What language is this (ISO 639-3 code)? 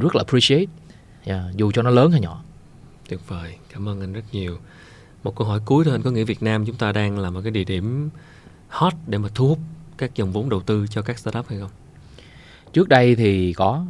vie